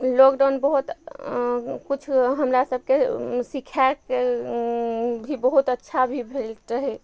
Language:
Maithili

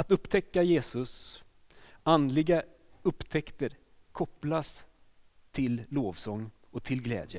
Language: Swedish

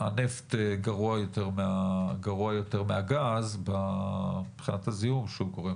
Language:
Hebrew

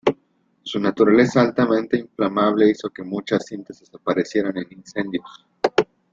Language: Spanish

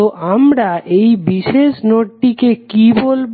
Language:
Bangla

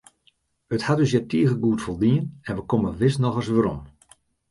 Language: Western Frisian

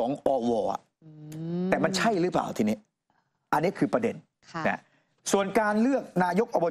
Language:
Thai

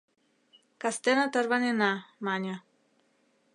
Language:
Mari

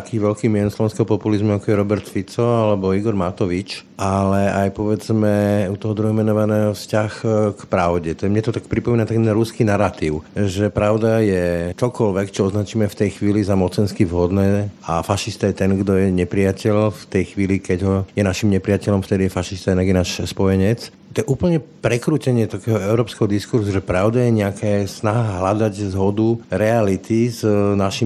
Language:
Slovak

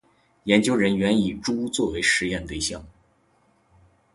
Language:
Chinese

